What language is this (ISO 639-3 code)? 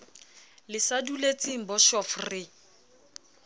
sot